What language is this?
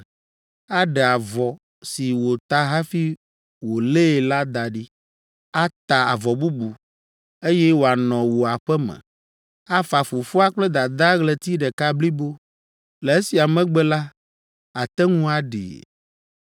Ewe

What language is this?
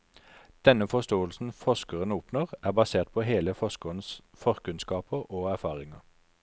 Norwegian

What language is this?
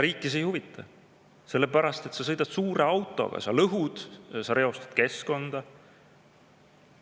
Estonian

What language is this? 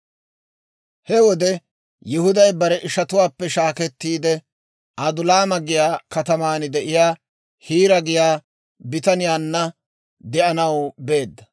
Dawro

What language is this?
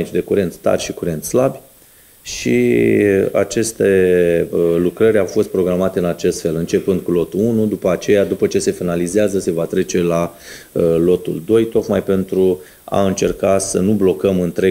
Romanian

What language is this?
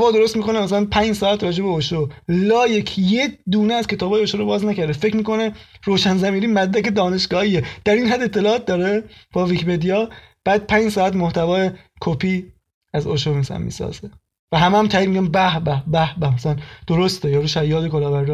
Persian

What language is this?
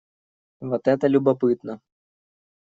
Russian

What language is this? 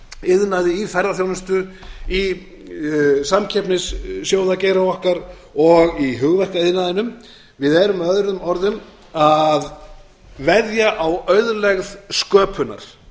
Icelandic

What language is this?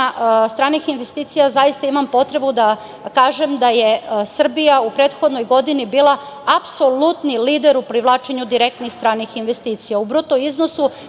Serbian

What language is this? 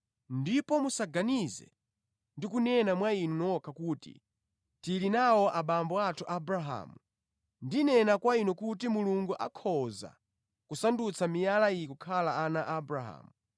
Nyanja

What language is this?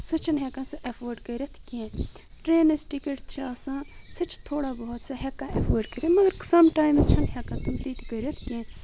Kashmiri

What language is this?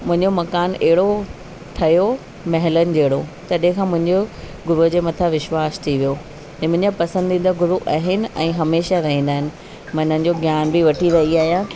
Sindhi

